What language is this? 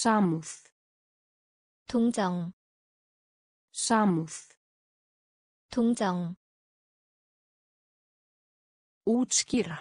Korean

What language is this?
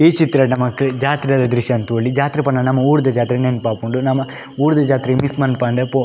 Tulu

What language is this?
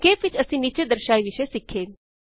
Punjabi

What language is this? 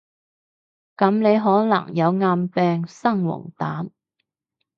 Cantonese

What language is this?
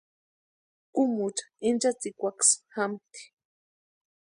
Western Highland Purepecha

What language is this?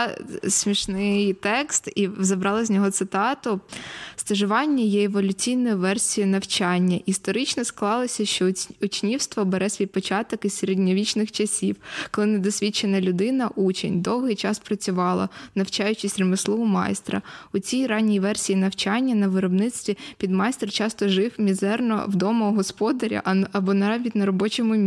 Ukrainian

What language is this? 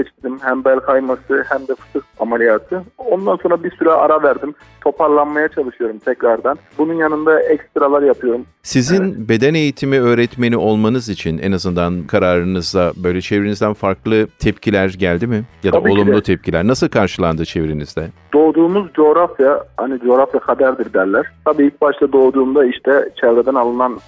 Turkish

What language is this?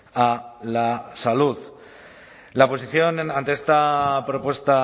Spanish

